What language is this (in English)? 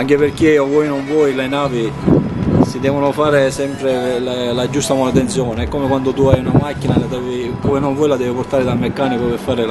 Italian